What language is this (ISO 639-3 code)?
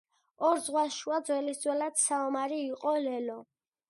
kat